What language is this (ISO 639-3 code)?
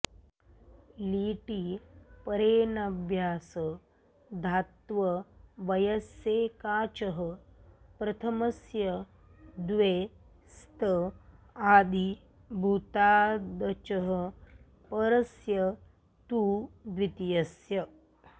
san